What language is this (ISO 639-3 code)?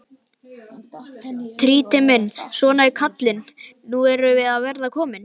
isl